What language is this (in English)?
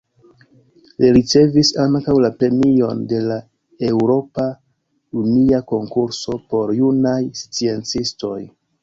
Esperanto